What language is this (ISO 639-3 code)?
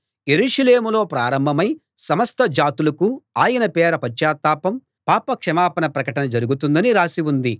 tel